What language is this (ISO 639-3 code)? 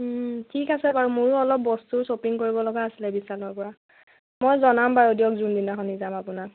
asm